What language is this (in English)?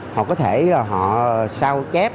Vietnamese